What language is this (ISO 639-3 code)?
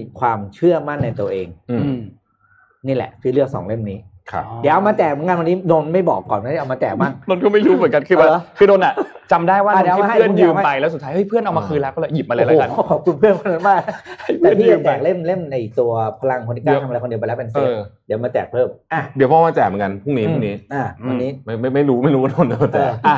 tha